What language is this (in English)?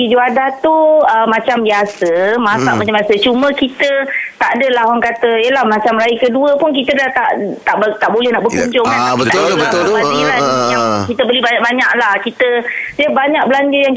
Malay